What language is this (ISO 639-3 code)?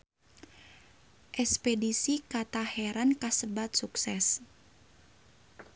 sun